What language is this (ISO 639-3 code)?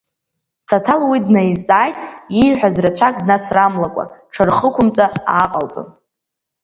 abk